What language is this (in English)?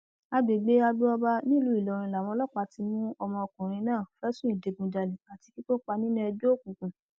Yoruba